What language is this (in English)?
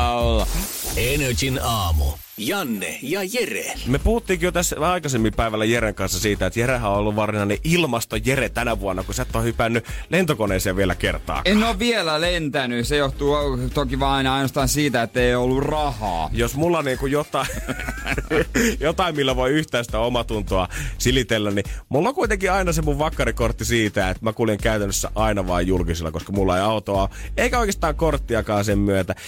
Finnish